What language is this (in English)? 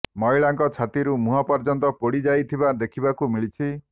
Odia